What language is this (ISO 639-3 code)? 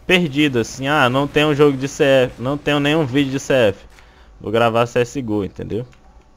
por